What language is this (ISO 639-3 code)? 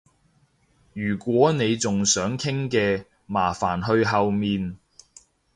yue